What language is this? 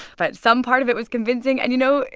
English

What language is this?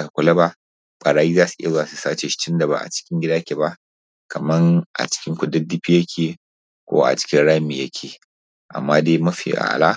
Hausa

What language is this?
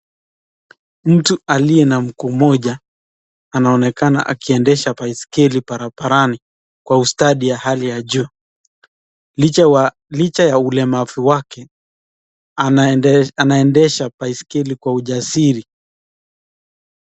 Swahili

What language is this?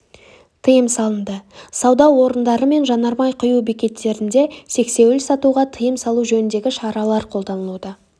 Kazakh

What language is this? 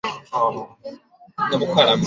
Chinese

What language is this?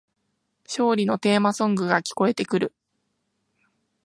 Japanese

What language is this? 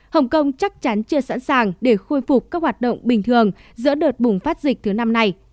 Vietnamese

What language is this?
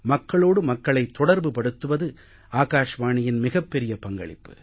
Tamil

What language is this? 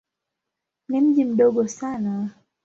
Swahili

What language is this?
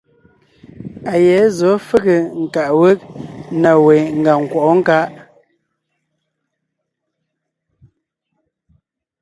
Ngiemboon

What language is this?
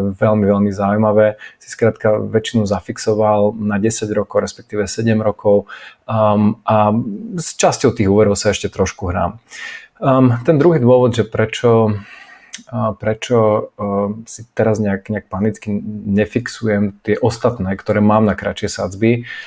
Slovak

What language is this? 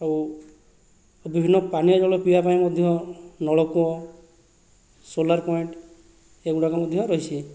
Odia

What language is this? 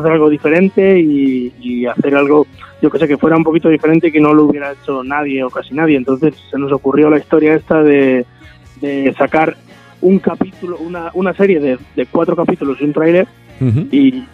Spanish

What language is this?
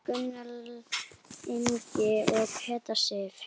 Icelandic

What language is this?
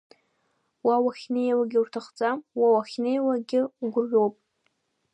Abkhazian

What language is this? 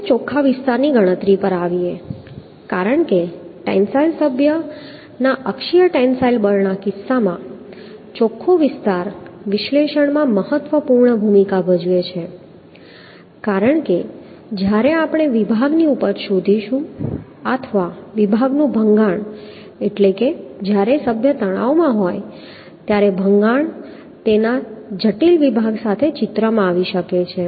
Gujarati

